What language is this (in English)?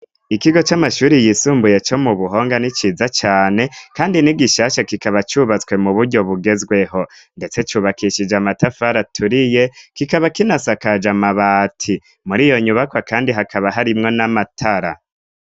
Rundi